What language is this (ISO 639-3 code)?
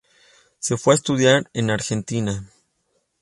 spa